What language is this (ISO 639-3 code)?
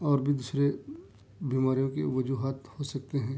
urd